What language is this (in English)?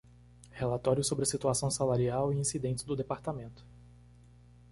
Portuguese